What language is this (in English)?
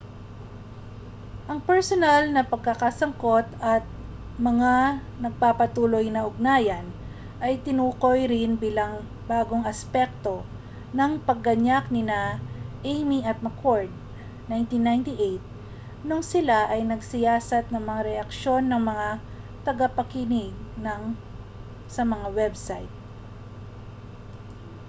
Filipino